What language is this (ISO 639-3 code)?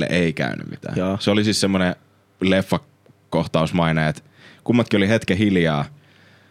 fin